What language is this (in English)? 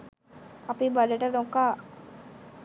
Sinhala